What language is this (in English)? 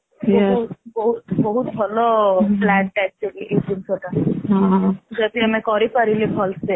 Odia